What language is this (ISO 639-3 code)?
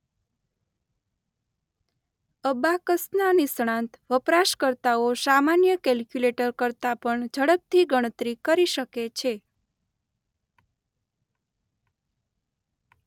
guj